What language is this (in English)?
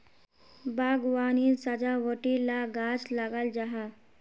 Magahi